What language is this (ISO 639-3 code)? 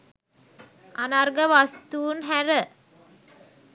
sin